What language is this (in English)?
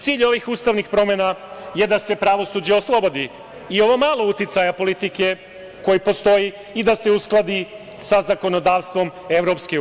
Serbian